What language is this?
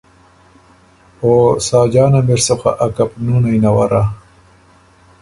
Ormuri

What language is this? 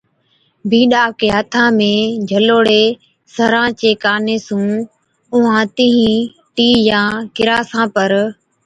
Od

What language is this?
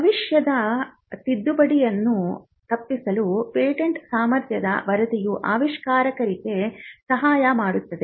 Kannada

